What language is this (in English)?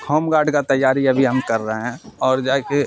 Urdu